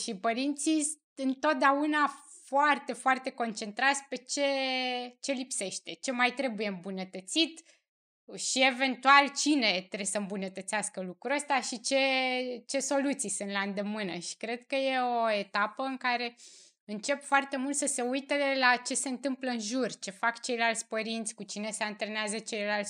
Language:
Romanian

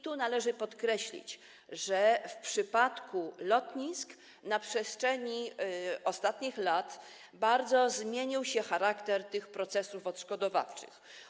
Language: Polish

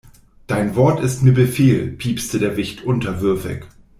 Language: German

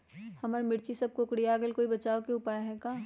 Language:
Magahi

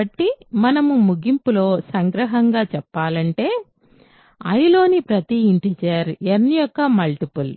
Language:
Telugu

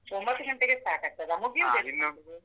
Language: Kannada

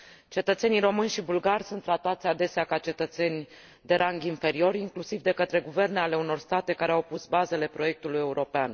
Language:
Romanian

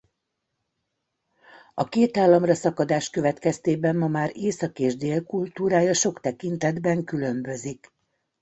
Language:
Hungarian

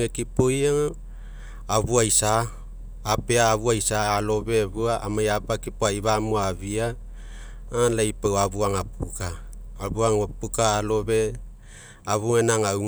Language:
Mekeo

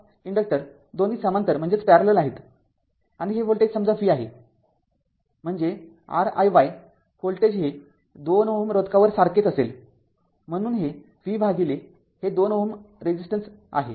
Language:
Marathi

